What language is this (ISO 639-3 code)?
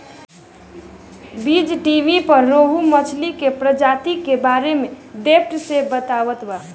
bho